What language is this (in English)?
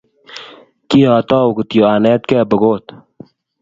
Kalenjin